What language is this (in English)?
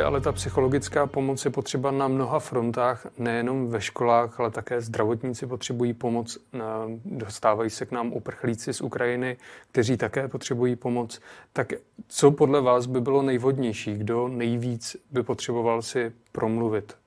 Czech